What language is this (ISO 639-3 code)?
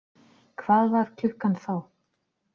isl